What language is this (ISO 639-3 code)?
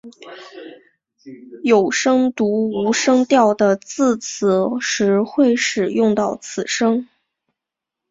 zho